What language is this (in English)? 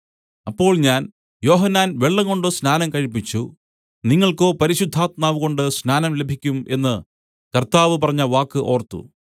Malayalam